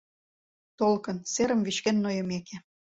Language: Mari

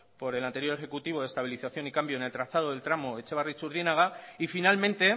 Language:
Spanish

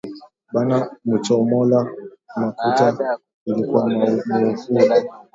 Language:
Swahili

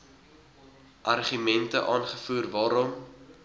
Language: Afrikaans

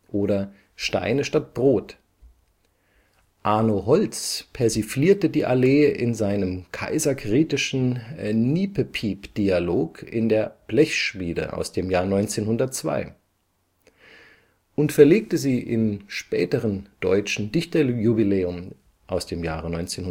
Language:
German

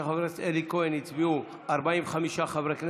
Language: Hebrew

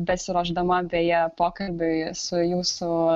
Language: Lithuanian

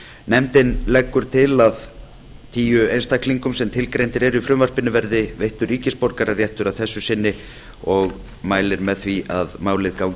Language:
Icelandic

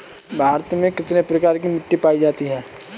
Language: Hindi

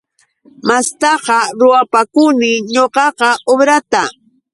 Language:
Yauyos Quechua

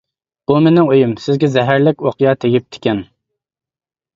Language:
Uyghur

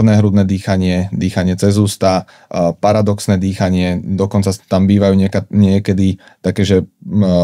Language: Slovak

